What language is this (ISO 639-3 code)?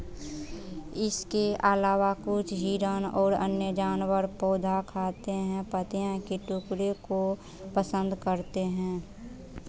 hin